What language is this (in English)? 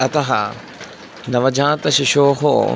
Sanskrit